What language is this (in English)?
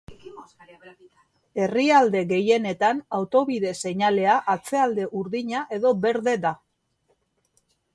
Basque